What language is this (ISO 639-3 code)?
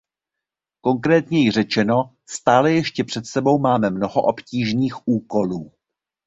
ces